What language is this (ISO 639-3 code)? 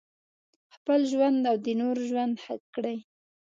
pus